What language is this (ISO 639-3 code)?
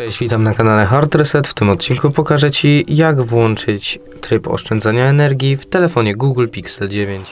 pol